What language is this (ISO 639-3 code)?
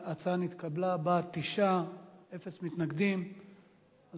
heb